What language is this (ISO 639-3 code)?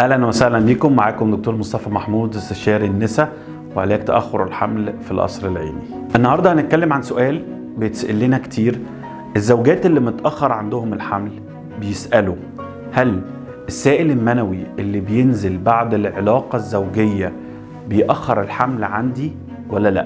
ara